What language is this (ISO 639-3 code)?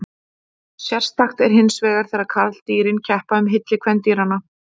isl